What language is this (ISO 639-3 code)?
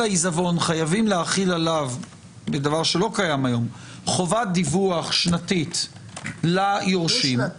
heb